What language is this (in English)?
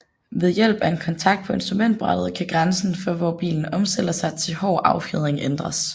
Danish